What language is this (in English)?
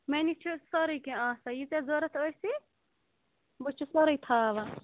Kashmiri